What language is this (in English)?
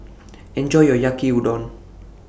English